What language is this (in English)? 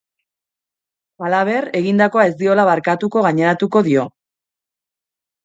Basque